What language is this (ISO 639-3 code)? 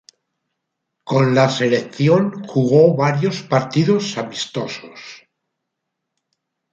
spa